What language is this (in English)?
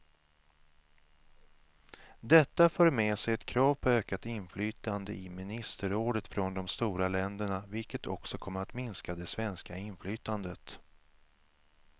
Swedish